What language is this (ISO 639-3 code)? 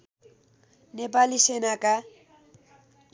nep